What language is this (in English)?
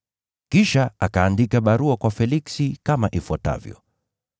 Swahili